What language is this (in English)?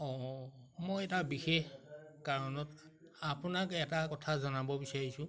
Assamese